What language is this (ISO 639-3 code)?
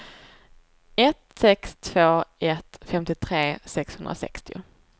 swe